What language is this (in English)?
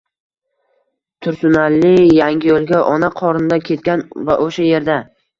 Uzbek